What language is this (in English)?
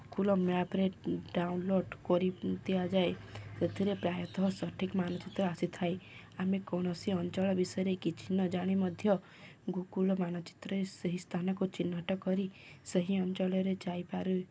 Odia